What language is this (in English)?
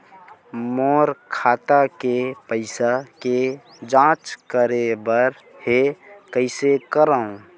Chhattisgarhi